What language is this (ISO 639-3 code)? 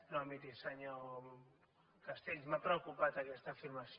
cat